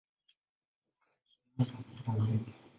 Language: Swahili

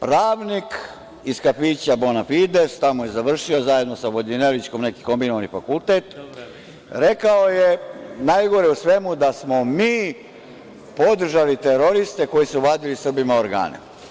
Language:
Serbian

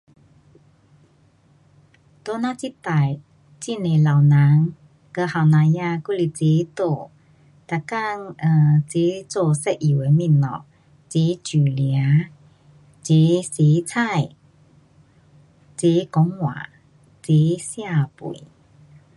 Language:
Pu-Xian Chinese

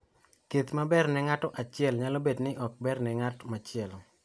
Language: Luo (Kenya and Tanzania)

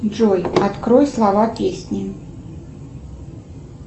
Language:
Russian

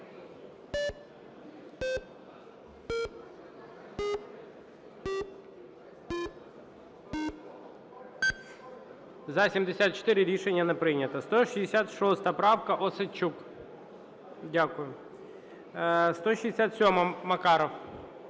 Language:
Ukrainian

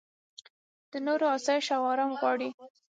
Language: Pashto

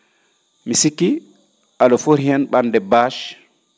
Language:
Fula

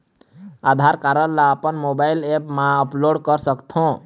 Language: Chhattisgarhi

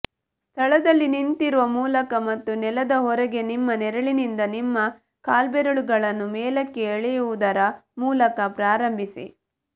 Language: Kannada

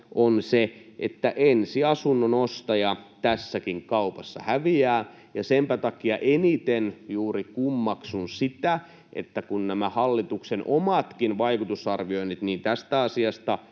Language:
Finnish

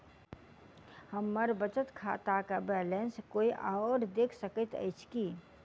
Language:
Maithili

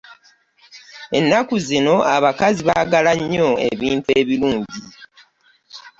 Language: Ganda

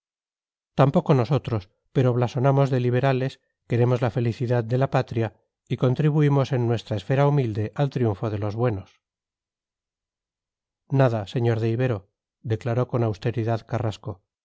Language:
Spanish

